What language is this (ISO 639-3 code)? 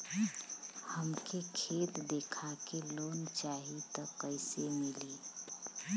bho